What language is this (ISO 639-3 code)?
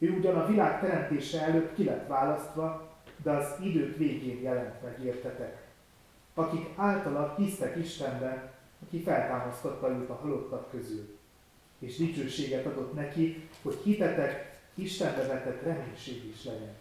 hun